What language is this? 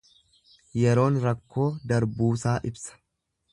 Oromo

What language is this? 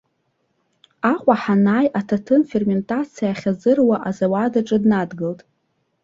Abkhazian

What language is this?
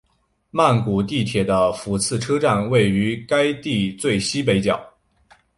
Chinese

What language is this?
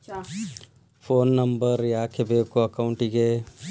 Kannada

